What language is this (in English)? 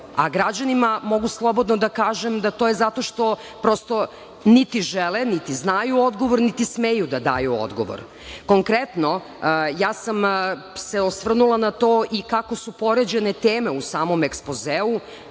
Serbian